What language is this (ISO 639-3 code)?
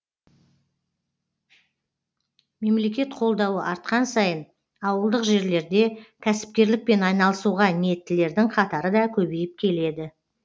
kaz